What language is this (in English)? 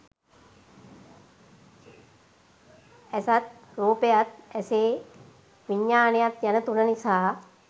Sinhala